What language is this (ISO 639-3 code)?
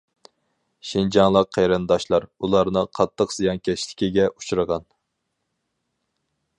uig